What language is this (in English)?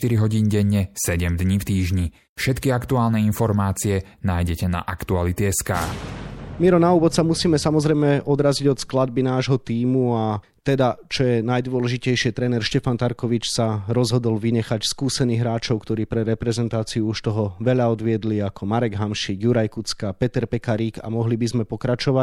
Slovak